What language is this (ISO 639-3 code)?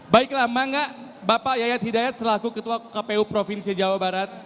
ind